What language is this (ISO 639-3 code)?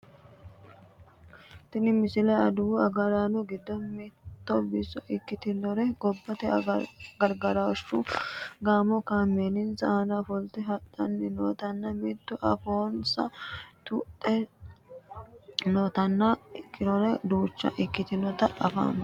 sid